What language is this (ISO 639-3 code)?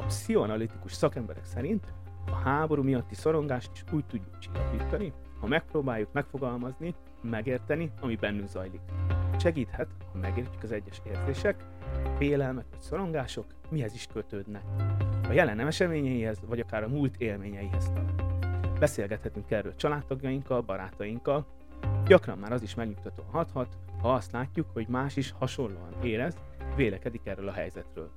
hun